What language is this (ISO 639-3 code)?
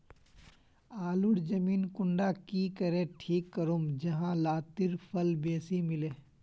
mag